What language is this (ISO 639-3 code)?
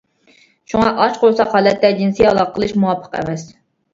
uig